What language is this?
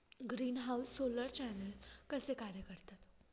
Marathi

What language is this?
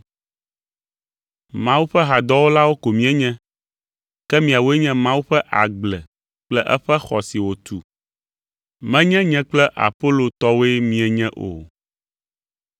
Ewe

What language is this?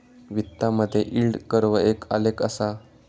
Marathi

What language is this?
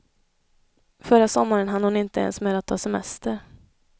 Swedish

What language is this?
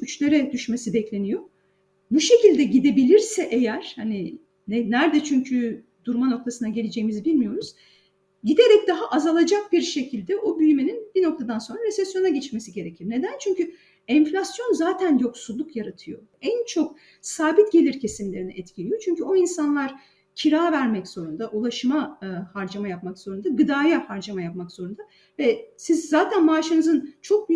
Turkish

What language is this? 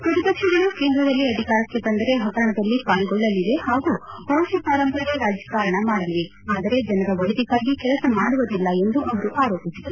Kannada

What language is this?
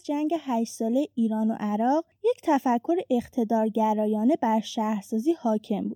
Persian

